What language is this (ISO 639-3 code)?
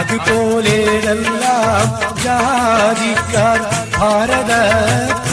mal